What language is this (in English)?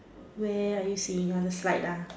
English